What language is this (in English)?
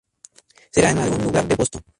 Spanish